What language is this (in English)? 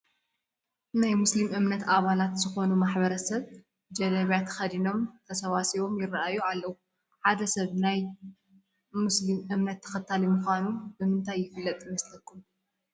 Tigrinya